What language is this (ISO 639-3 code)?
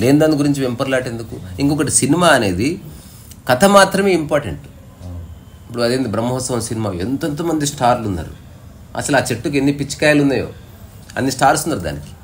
tel